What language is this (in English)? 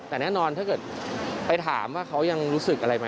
Thai